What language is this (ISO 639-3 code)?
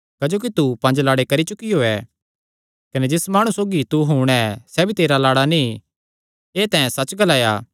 xnr